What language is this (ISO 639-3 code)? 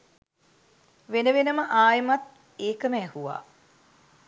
sin